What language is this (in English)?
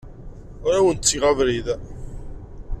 Kabyle